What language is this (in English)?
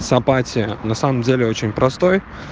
Russian